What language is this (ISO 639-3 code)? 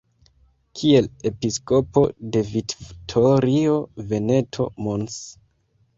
epo